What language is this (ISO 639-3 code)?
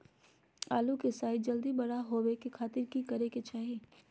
mag